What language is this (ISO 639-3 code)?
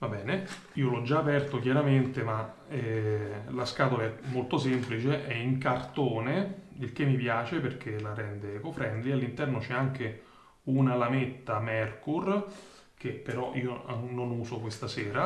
ita